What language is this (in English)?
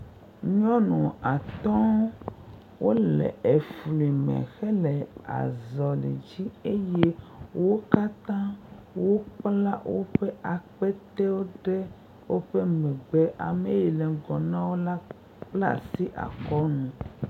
Ewe